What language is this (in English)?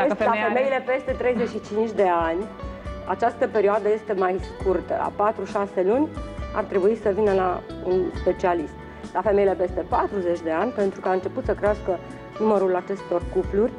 Romanian